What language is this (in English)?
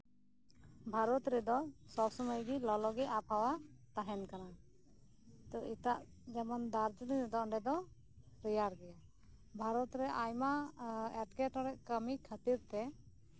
Santali